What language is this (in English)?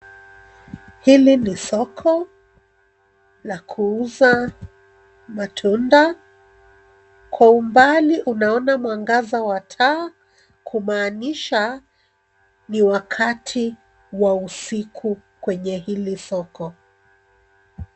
Swahili